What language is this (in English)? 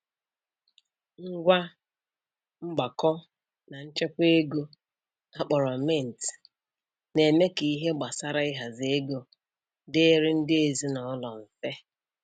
Igbo